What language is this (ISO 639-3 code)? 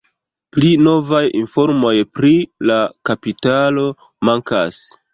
epo